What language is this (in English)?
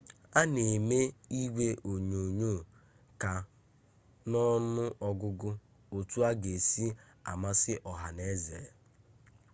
Igbo